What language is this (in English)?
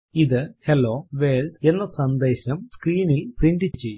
Malayalam